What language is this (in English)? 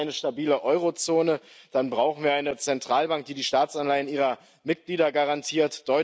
German